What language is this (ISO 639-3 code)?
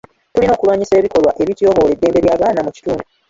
lug